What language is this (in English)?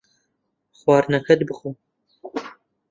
Central Kurdish